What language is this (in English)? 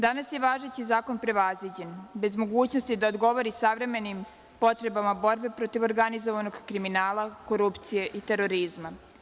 Serbian